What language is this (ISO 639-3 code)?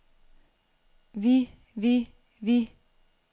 dan